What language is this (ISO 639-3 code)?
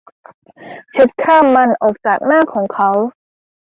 tha